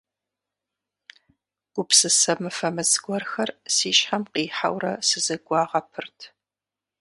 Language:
Kabardian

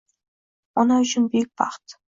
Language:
Uzbek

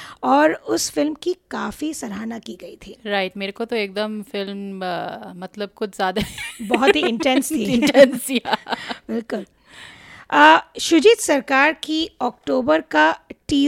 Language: Hindi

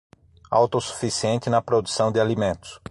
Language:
Portuguese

